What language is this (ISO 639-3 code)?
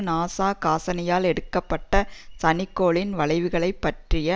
tam